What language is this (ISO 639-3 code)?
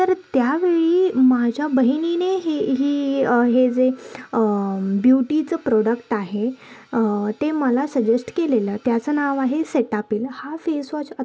mar